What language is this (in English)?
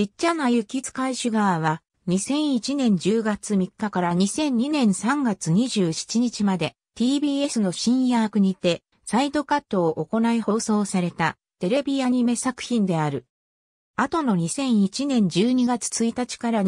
Japanese